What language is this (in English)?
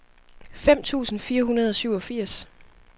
Danish